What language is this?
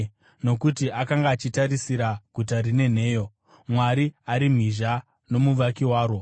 Shona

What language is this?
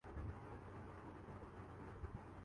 Urdu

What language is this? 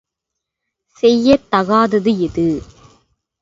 Tamil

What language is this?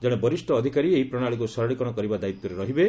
Odia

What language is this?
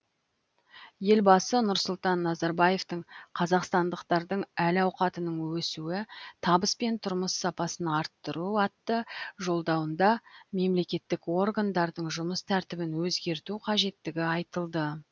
Kazakh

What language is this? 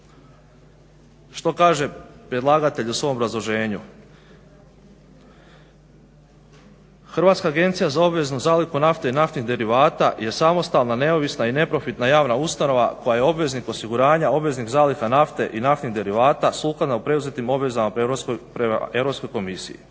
Croatian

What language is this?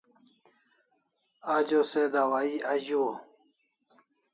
Kalasha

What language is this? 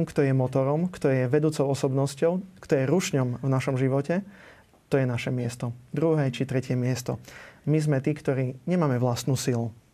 Slovak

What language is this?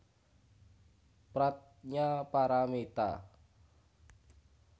Javanese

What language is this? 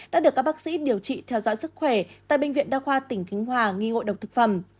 Vietnamese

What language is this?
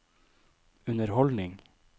Norwegian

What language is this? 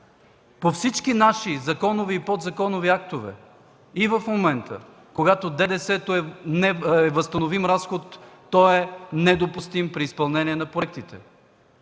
Bulgarian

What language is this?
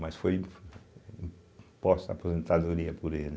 Portuguese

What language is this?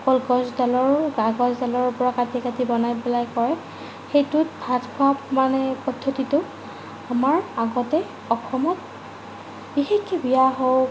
Assamese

